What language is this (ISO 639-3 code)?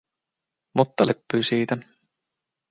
fin